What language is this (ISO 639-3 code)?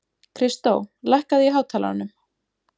isl